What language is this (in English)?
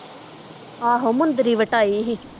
Punjabi